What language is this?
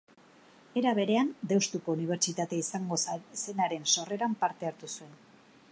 Basque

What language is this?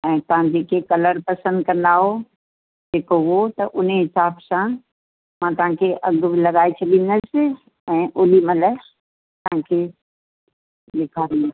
Sindhi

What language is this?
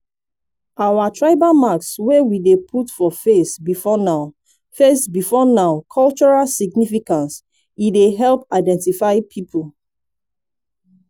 Nigerian Pidgin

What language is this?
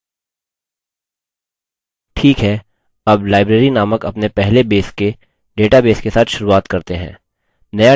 Hindi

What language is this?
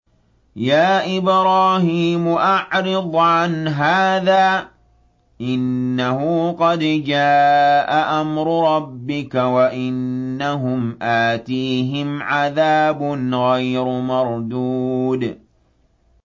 Arabic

